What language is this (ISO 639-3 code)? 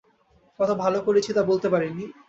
ben